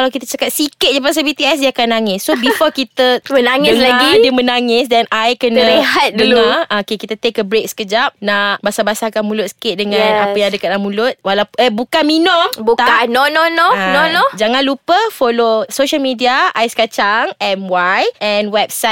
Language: Malay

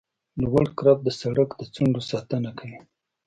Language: Pashto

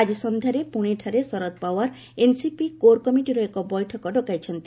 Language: Odia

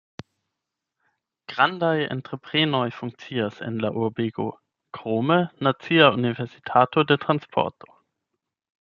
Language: Esperanto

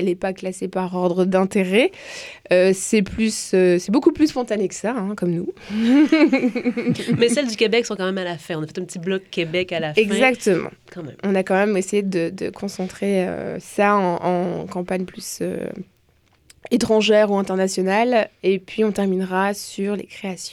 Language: French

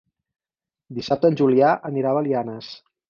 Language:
Catalan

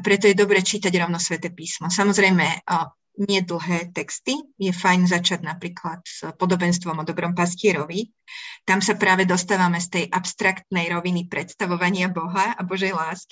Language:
Slovak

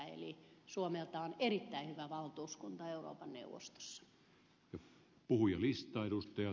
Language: Finnish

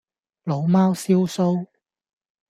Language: Cantonese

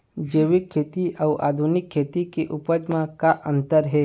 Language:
Chhattisgarhi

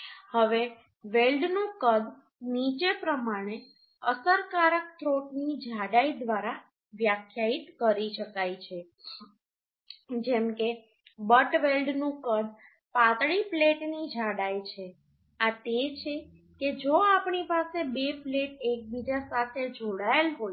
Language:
Gujarati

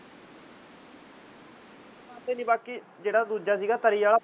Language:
Punjabi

